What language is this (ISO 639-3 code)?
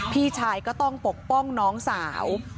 tha